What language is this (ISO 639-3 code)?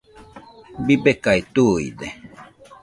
hux